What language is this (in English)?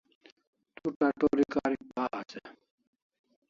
Kalasha